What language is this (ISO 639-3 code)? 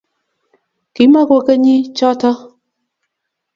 kln